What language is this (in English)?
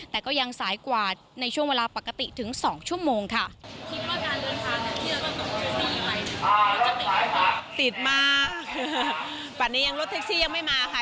Thai